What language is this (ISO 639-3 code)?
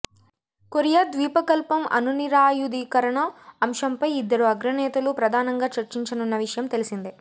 tel